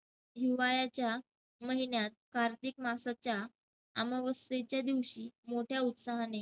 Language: Marathi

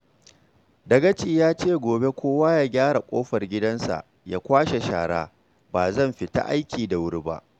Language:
Hausa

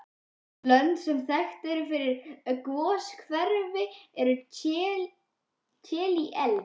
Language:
Icelandic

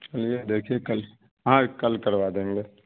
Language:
Urdu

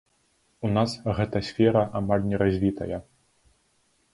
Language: Belarusian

